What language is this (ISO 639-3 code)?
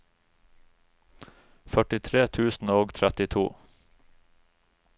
nor